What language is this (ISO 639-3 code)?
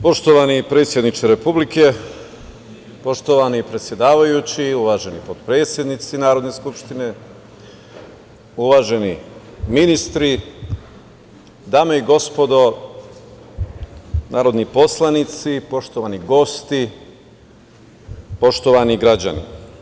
srp